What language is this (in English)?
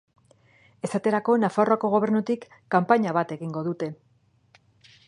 Basque